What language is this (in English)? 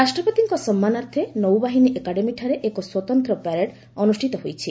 Odia